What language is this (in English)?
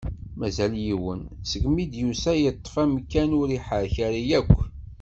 Kabyle